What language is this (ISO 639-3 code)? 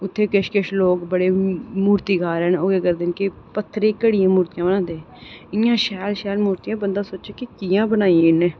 doi